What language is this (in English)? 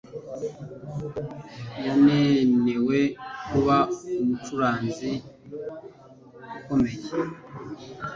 Kinyarwanda